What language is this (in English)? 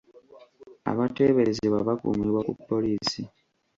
Ganda